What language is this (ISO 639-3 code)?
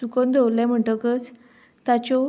kok